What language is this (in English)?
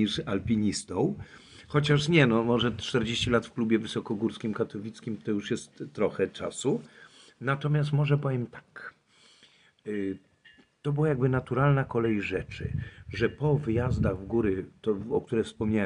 Polish